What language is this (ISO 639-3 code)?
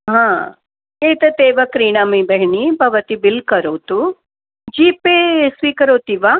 san